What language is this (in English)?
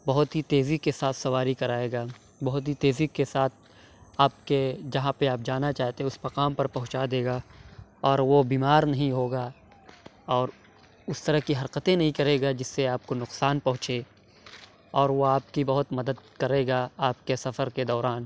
Urdu